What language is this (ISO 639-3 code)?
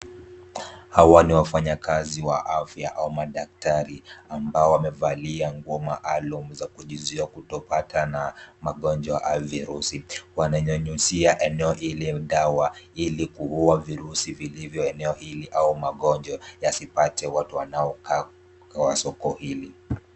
swa